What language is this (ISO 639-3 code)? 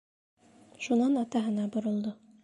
bak